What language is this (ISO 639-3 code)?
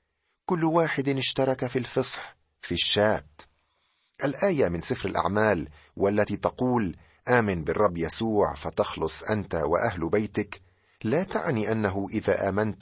ara